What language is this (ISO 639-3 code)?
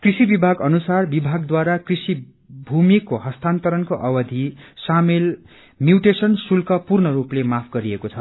nep